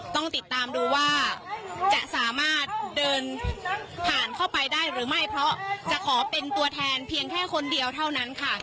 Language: Thai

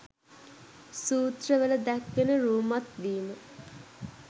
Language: Sinhala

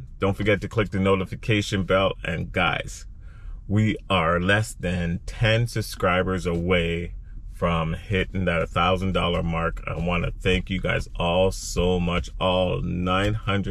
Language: English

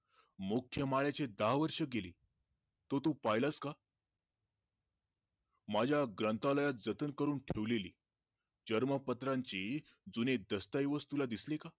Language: Marathi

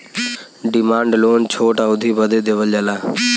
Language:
Bhojpuri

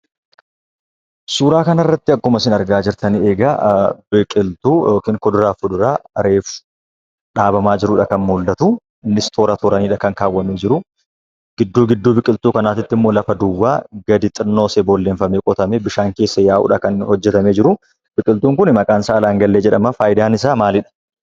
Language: Oromo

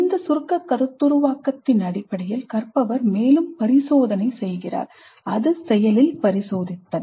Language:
Tamil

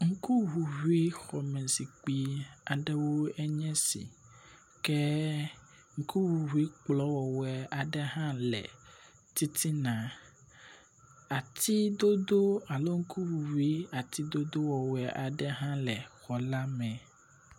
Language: Ewe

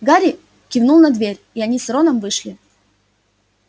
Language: Russian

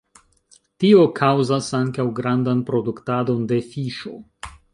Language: Esperanto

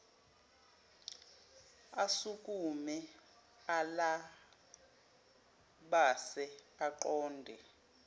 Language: Zulu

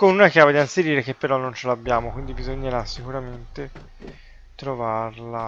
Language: Italian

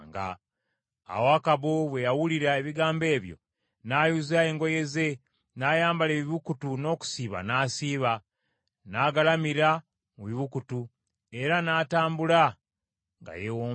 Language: Ganda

